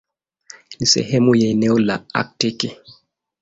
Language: Swahili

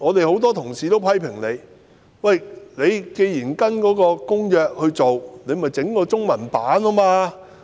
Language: Cantonese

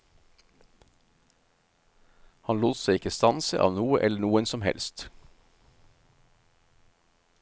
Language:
Norwegian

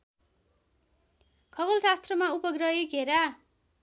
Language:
Nepali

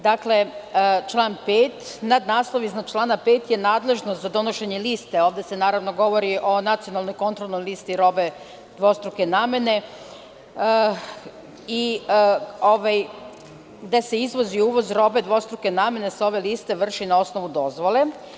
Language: Serbian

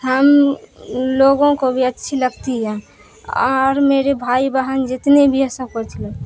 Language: Urdu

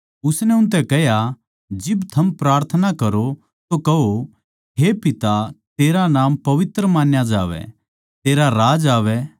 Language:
Haryanvi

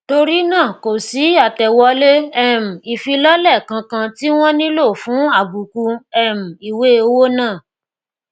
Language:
Yoruba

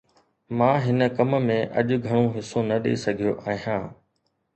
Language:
Sindhi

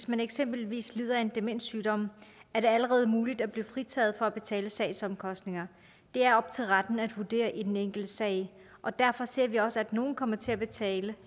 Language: Danish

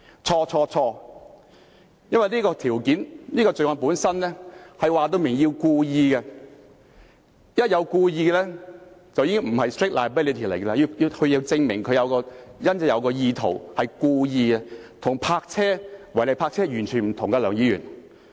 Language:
Cantonese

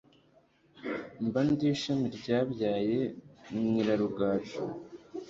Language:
Kinyarwanda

